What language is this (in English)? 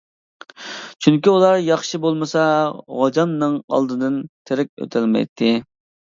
Uyghur